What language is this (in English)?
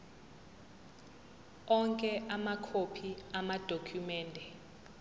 Zulu